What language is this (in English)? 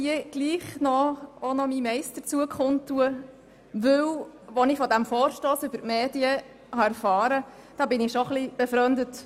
Swiss German